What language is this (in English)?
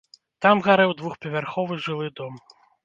Belarusian